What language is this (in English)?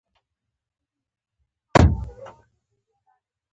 Pashto